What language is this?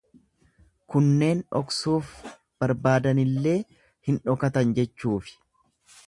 Oromo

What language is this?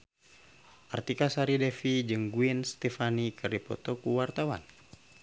Sundanese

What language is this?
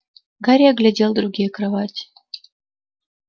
Russian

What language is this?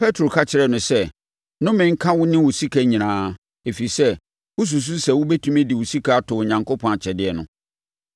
Akan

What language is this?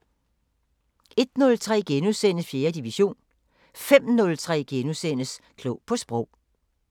Danish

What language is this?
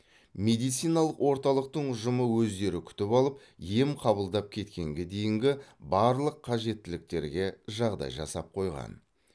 Kazakh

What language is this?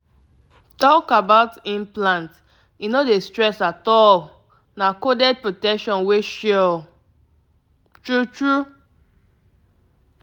Nigerian Pidgin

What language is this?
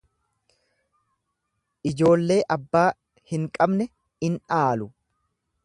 Oromo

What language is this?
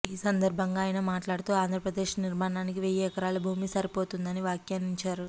Telugu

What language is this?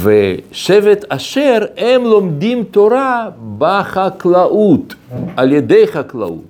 Hebrew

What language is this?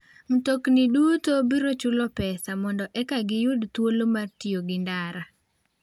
Luo (Kenya and Tanzania)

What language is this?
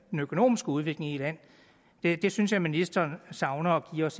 Danish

